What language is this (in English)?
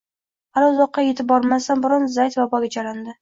Uzbek